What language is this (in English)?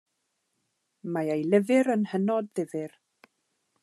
Welsh